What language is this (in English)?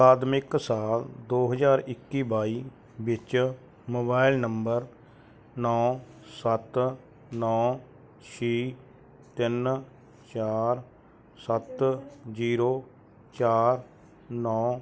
Punjabi